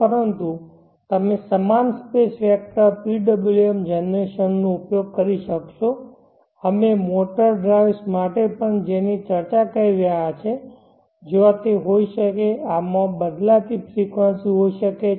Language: Gujarati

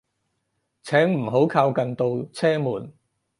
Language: Cantonese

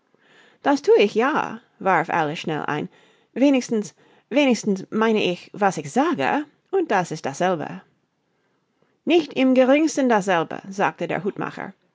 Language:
German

